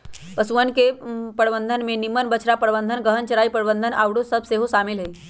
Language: Magahi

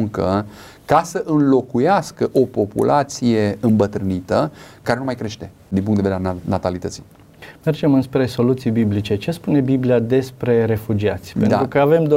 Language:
Romanian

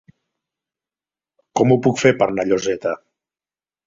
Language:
Catalan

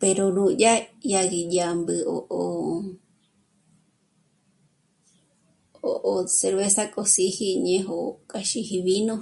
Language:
Michoacán Mazahua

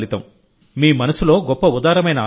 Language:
Telugu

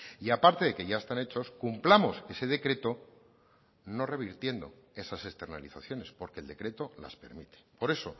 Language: Spanish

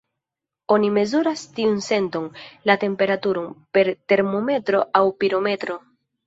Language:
Esperanto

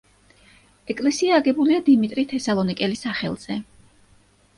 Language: Georgian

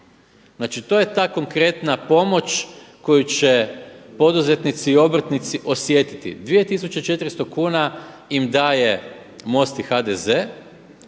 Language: Croatian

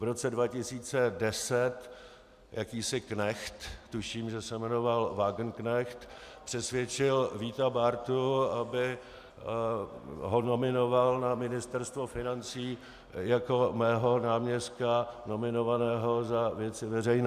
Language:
Czech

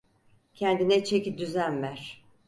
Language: Turkish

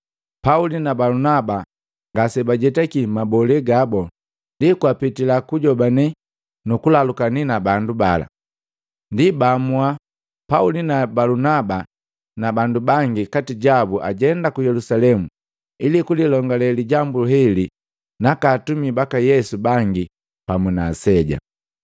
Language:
Matengo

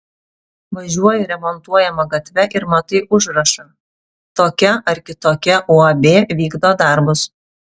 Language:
Lithuanian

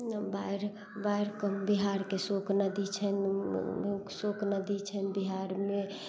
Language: Maithili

